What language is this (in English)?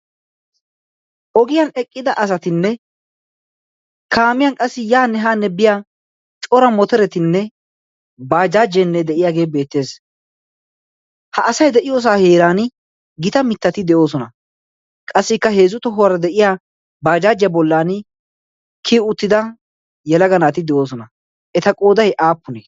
Wolaytta